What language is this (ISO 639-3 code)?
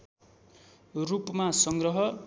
nep